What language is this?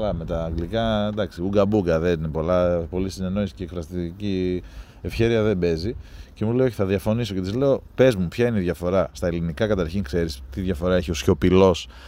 Greek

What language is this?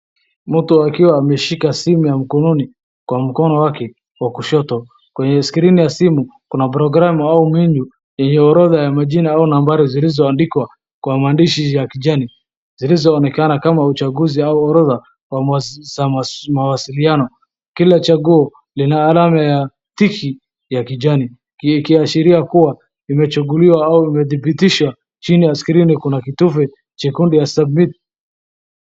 Swahili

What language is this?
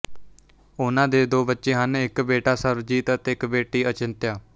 Punjabi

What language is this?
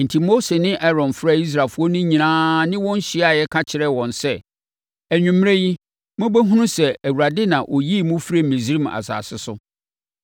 Akan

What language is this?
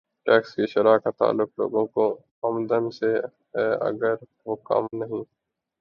Urdu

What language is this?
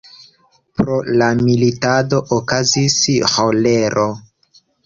Esperanto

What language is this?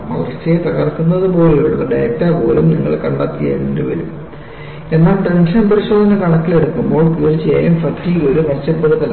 Malayalam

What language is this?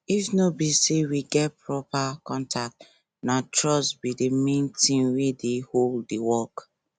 Nigerian Pidgin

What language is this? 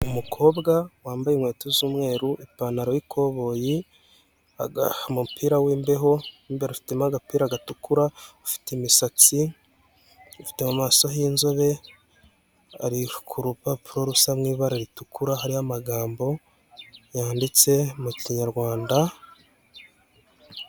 Kinyarwanda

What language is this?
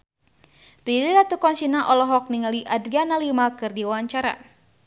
Sundanese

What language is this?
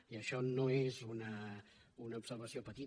Catalan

